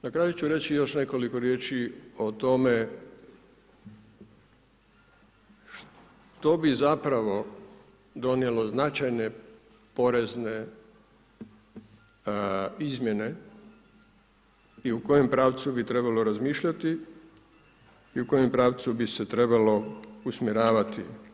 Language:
Croatian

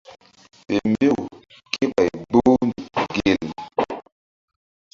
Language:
Mbum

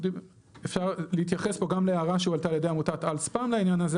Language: Hebrew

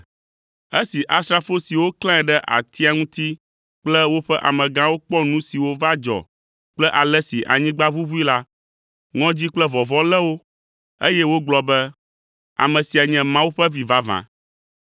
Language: Ewe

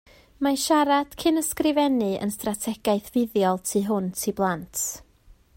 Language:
Welsh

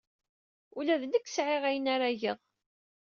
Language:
Kabyle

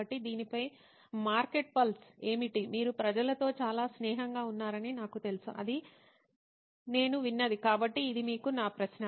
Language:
Telugu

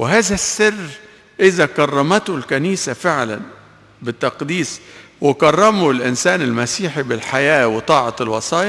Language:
Arabic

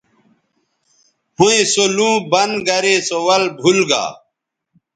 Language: Bateri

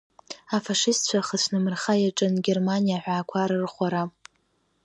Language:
Abkhazian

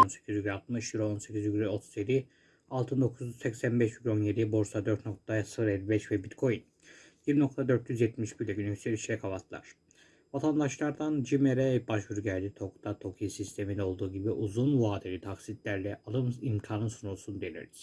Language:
Turkish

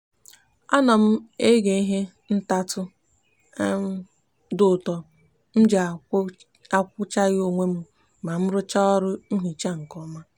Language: Igbo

